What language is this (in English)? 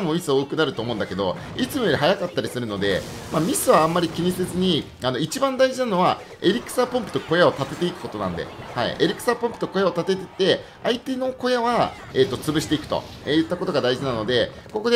Japanese